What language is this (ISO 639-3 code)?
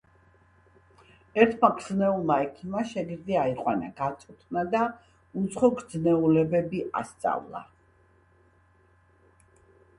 kat